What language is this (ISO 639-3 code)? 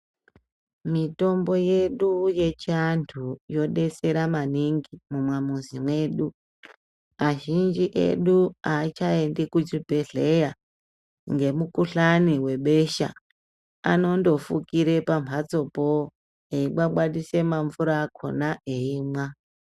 ndc